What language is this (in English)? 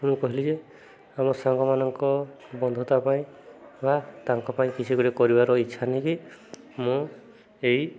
Odia